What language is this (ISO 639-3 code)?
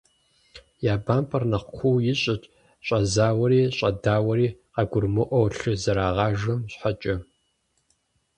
kbd